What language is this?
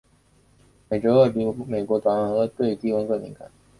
Chinese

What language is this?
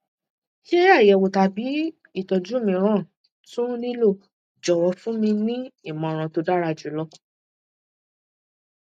Yoruba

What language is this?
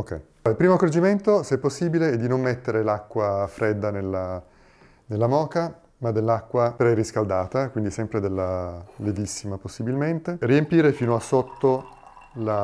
Italian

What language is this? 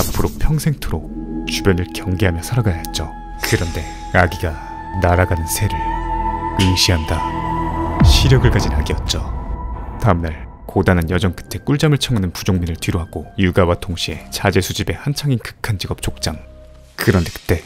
Korean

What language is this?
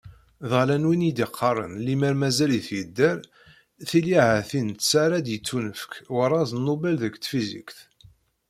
Kabyle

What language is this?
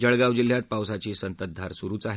Marathi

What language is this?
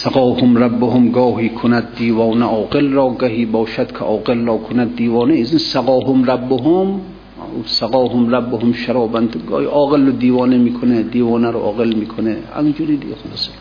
Persian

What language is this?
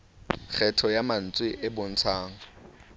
Southern Sotho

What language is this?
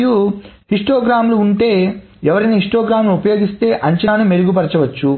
Telugu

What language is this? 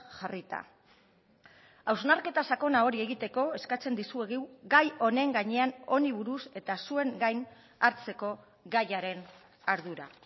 Basque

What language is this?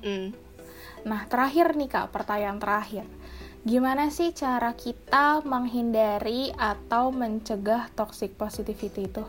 Indonesian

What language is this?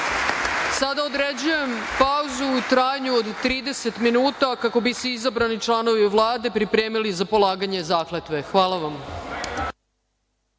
Serbian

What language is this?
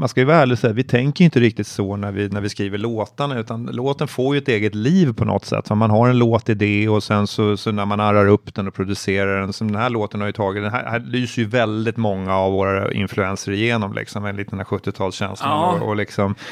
Swedish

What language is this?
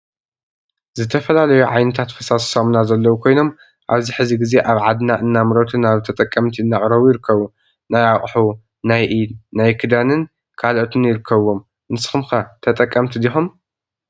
Tigrinya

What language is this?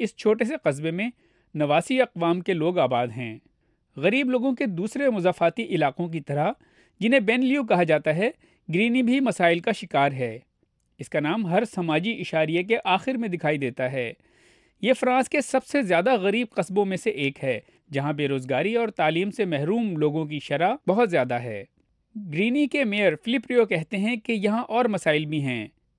Urdu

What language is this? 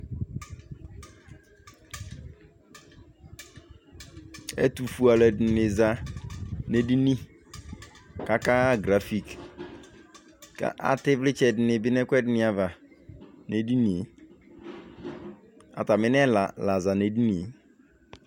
Ikposo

